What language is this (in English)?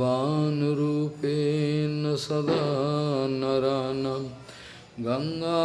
Portuguese